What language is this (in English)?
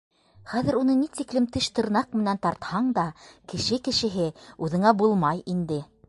Bashkir